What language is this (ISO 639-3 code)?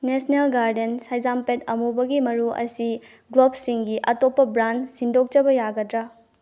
mni